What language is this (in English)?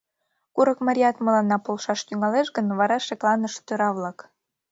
Mari